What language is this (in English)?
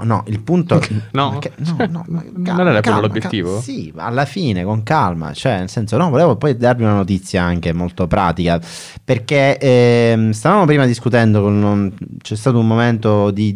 Italian